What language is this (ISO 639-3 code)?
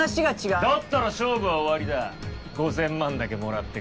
jpn